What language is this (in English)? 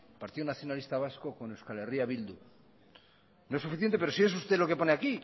Spanish